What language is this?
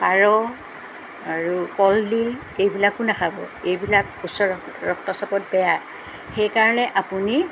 Assamese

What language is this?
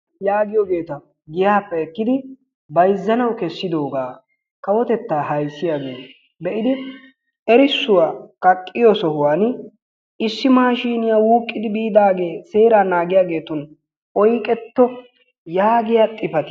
Wolaytta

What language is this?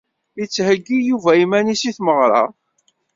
Kabyle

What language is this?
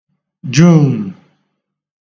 Igbo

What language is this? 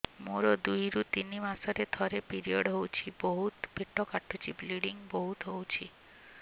Odia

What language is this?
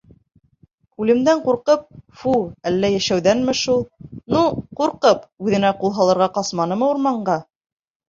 Bashkir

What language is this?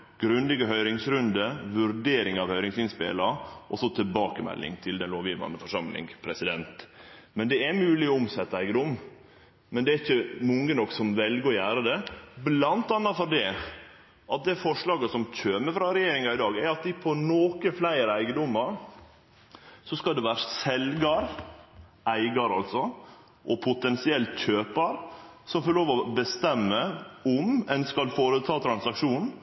Norwegian Nynorsk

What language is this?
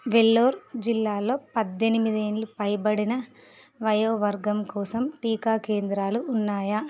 Telugu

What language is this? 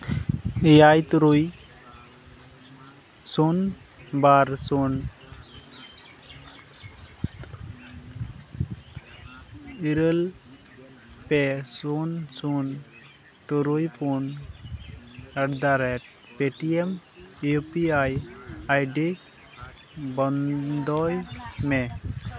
Santali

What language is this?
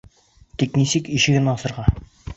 Bashkir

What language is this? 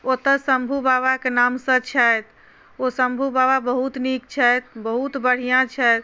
Maithili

